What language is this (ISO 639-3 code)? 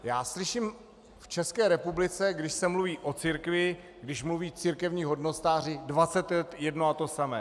ces